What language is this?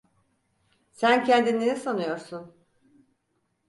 Turkish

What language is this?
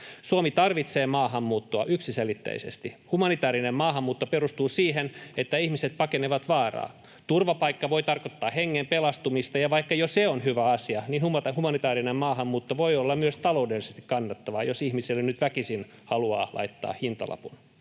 Finnish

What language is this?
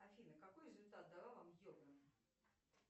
Russian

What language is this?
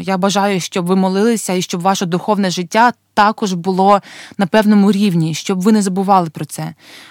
Ukrainian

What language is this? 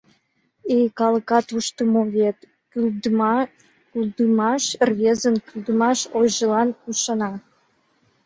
Mari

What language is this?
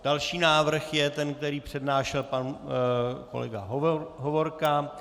Czech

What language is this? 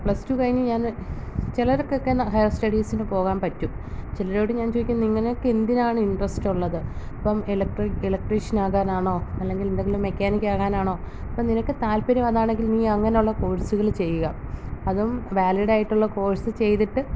Malayalam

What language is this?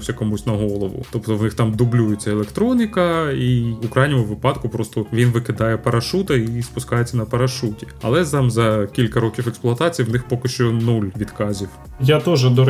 Ukrainian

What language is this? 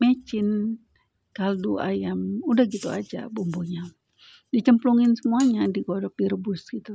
Indonesian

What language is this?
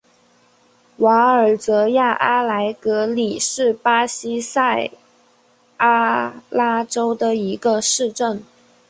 Chinese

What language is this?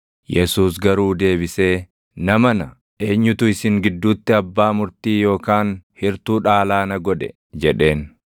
Oromo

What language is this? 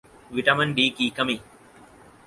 Urdu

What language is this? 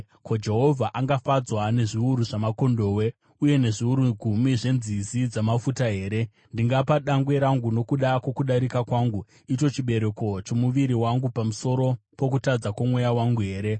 Shona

